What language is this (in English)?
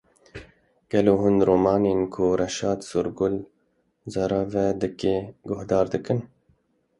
Kurdish